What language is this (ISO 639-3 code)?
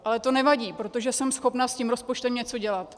ces